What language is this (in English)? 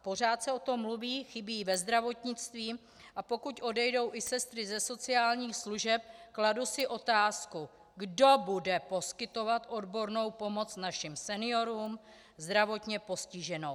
Czech